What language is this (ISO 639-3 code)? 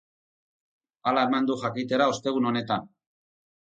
eus